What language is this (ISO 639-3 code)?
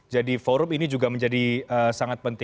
ind